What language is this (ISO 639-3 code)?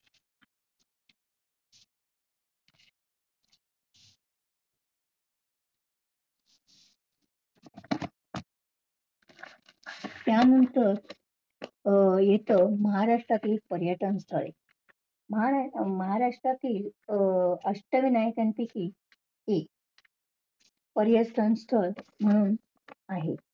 mar